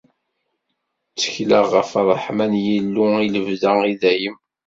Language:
Kabyle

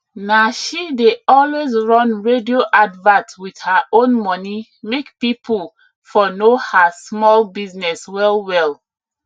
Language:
Nigerian Pidgin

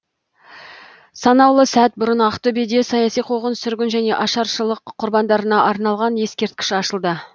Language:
Kazakh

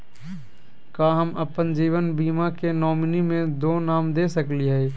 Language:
Magahi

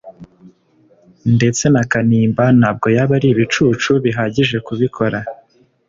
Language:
Kinyarwanda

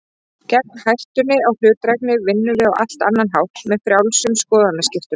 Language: Icelandic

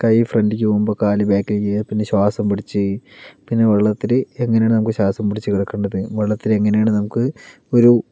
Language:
Malayalam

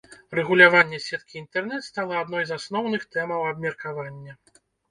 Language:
Belarusian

